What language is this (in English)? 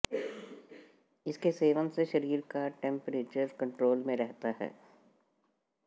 Hindi